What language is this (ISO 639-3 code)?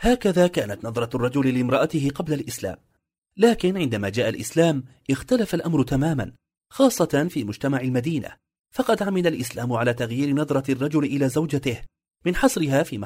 ara